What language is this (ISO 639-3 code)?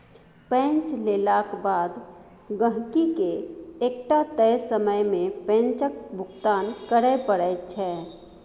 mai